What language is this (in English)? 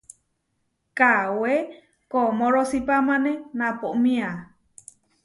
Huarijio